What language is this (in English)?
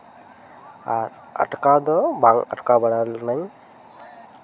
Santali